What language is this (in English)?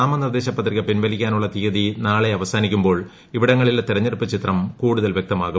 Malayalam